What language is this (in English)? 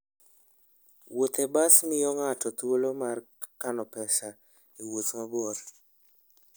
Luo (Kenya and Tanzania)